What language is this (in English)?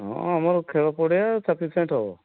Odia